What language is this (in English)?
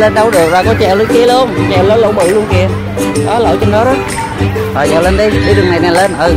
Vietnamese